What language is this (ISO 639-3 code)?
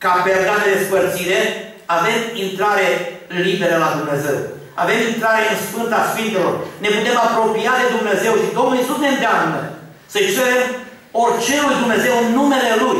ron